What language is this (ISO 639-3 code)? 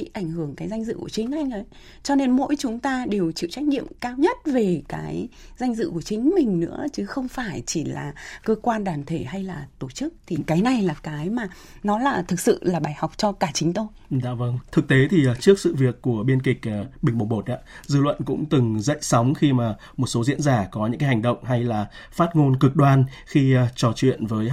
vie